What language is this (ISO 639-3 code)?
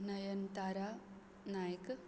kok